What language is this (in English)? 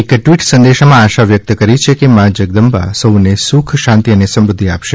Gujarati